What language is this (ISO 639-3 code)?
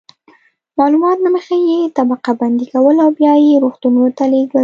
pus